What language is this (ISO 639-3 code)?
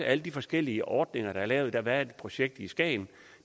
dan